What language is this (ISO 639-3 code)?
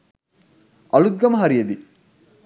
sin